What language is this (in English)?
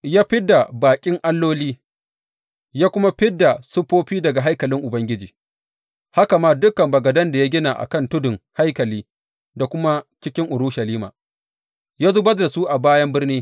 Hausa